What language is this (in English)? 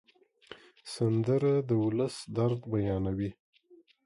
Pashto